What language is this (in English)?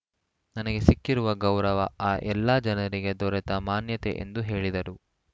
Kannada